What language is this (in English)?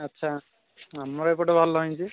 Odia